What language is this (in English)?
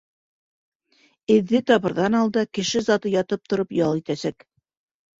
Bashkir